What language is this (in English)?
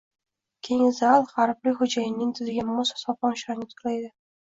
Uzbek